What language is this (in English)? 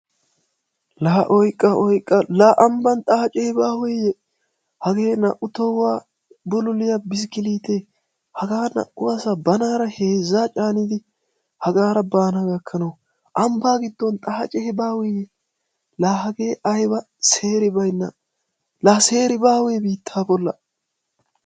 Wolaytta